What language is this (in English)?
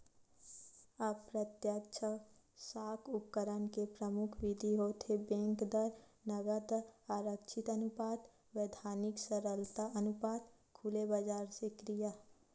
Chhattisgarhi